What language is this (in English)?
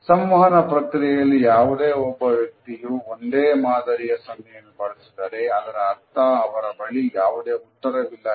Kannada